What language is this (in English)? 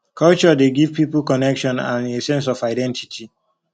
Nigerian Pidgin